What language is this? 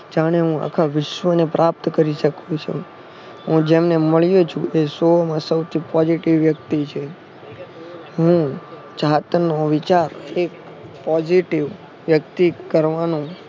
Gujarati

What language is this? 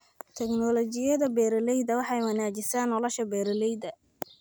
Somali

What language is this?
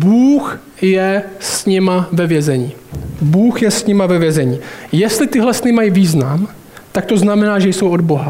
Czech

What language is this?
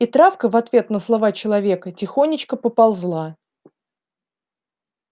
Russian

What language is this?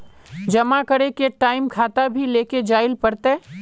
Magahi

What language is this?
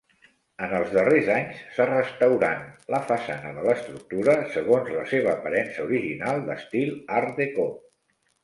Catalan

